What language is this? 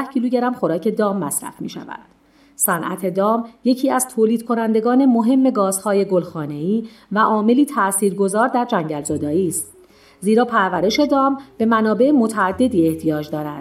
Persian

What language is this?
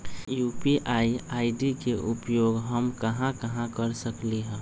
Magahi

